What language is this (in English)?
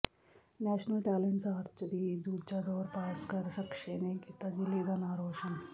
Punjabi